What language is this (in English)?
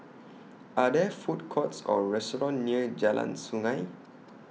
English